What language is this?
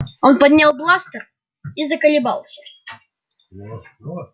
Russian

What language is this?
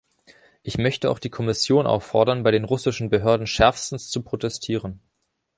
German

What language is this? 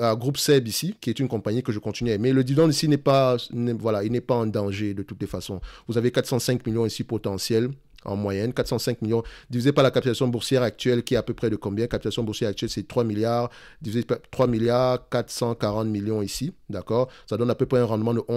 French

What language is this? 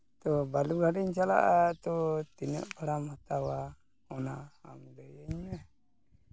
Santali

